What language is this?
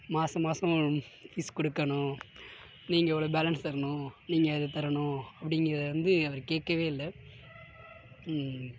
Tamil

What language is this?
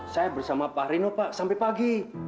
Indonesian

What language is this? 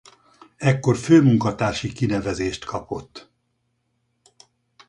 Hungarian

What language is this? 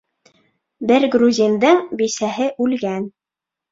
Bashkir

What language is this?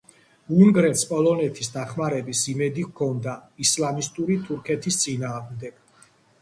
Georgian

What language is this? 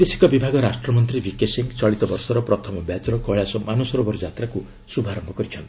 Odia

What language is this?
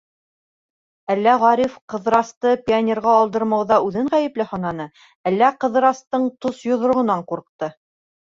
Bashkir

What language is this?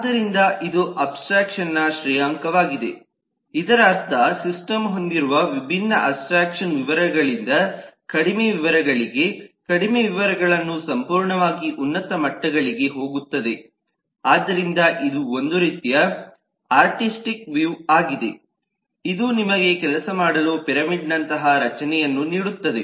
Kannada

